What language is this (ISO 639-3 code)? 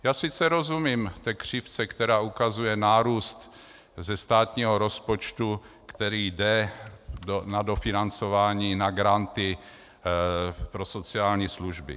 ces